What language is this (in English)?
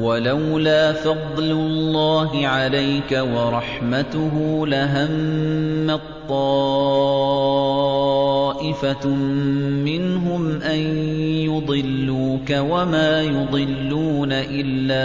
Arabic